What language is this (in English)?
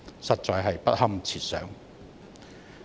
Cantonese